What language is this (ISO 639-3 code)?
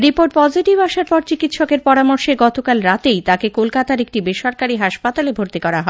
ben